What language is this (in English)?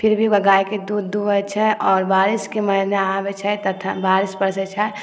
Maithili